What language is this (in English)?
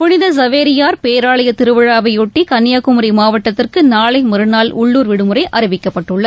Tamil